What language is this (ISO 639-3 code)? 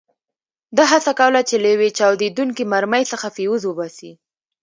pus